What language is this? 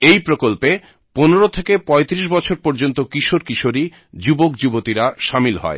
Bangla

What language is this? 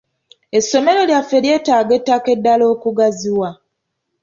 Ganda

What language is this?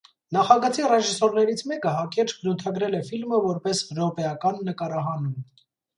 Armenian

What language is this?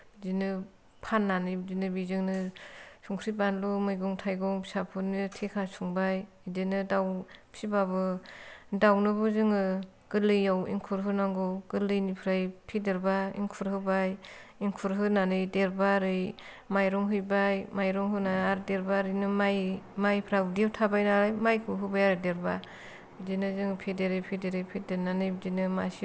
Bodo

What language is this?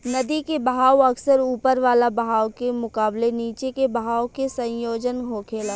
Bhojpuri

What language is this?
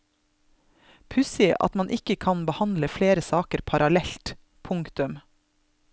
Norwegian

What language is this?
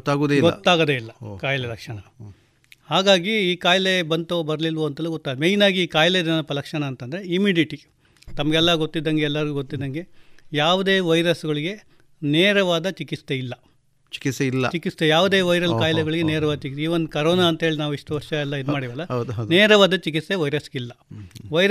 Kannada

